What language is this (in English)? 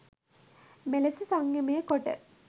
Sinhala